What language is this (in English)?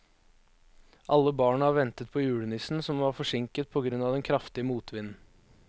Norwegian